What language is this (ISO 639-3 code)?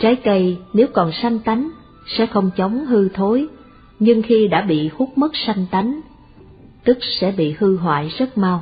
vie